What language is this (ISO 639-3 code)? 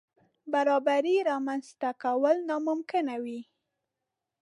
pus